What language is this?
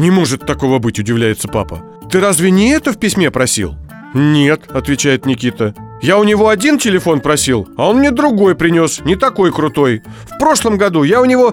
Russian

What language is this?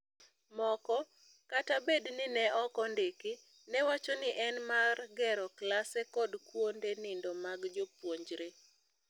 Luo (Kenya and Tanzania)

